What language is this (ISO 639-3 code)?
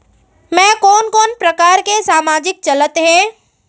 hne